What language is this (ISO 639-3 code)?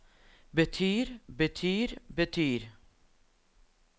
nor